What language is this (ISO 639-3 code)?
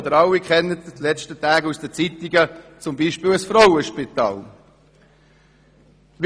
gsw